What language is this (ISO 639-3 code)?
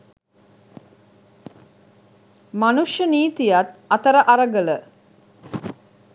sin